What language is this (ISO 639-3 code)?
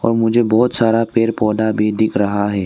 hin